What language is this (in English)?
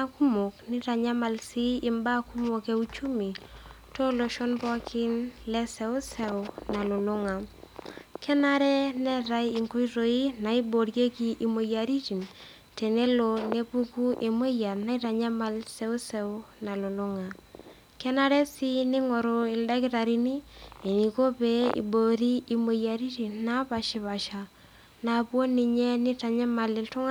Masai